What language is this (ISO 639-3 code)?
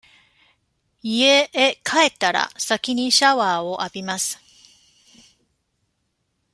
jpn